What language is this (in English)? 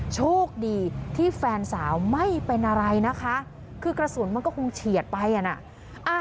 Thai